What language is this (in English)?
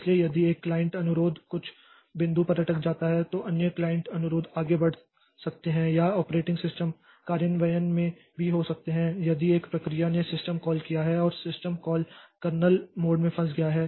Hindi